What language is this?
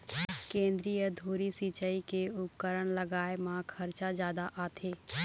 Chhattisgarhi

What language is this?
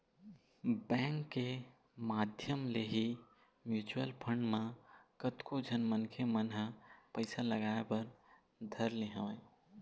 Chhattisgarhi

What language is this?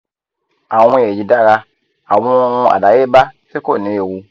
Yoruba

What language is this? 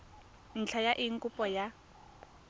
Tswana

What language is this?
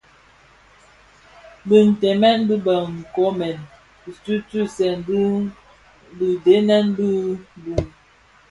Bafia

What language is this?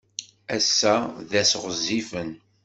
Kabyle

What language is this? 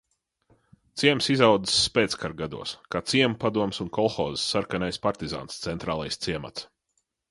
Latvian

